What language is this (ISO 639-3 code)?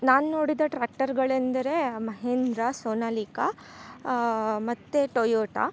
kan